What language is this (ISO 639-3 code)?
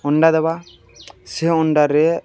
ori